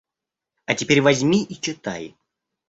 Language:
Russian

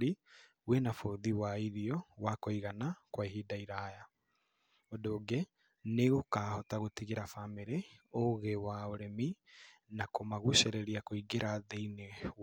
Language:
Kikuyu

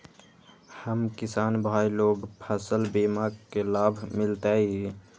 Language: Magahi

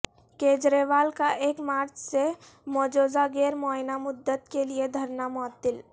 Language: Urdu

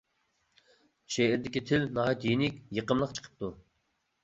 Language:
Uyghur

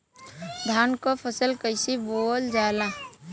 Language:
Bhojpuri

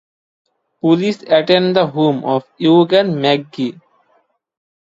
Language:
English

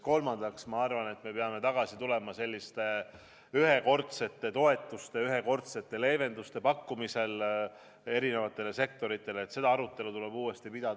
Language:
Estonian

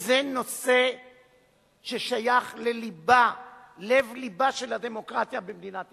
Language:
Hebrew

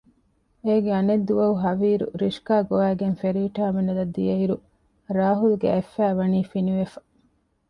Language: Divehi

